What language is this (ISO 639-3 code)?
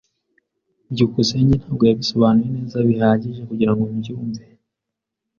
kin